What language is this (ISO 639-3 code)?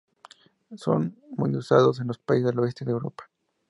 spa